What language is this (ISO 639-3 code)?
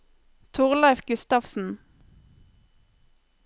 nor